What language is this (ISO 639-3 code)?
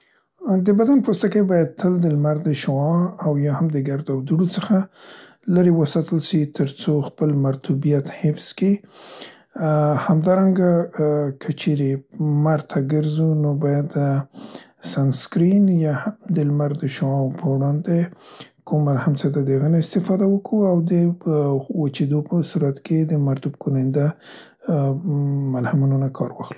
pst